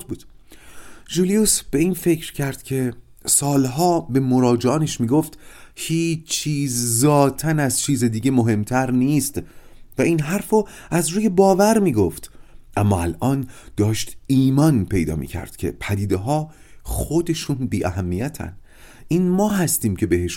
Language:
Persian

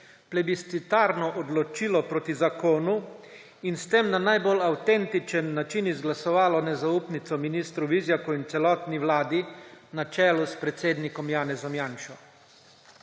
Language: Slovenian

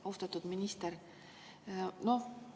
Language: Estonian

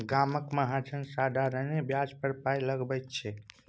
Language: Maithili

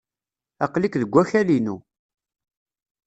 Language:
Kabyle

